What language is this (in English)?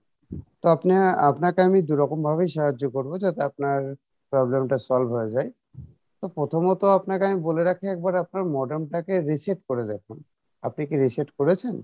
Bangla